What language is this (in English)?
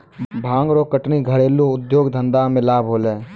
Maithili